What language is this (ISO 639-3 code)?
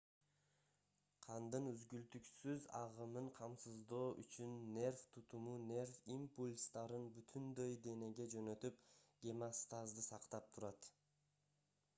kir